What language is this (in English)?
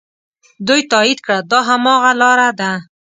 Pashto